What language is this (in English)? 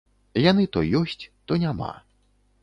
Belarusian